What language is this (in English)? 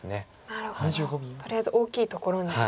Japanese